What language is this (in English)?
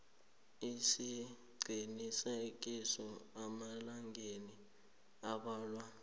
South Ndebele